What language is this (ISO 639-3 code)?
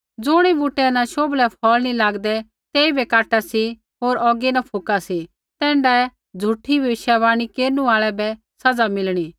kfx